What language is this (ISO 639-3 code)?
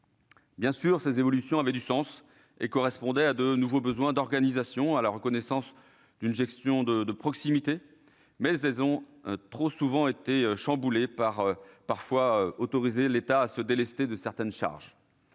fra